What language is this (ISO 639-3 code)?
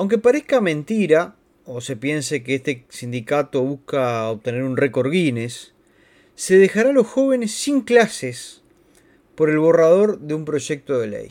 spa